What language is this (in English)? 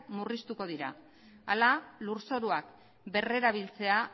Basque